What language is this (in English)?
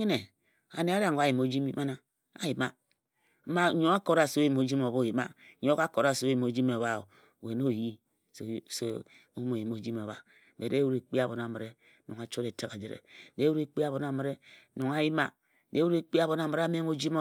Ejagham